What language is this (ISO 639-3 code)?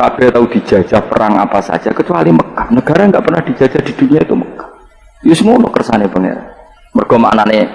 ind